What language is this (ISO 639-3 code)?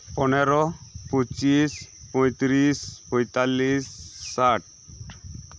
sat